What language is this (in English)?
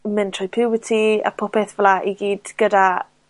Welsh